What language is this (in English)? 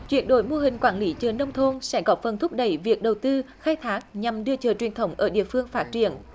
Vietnamese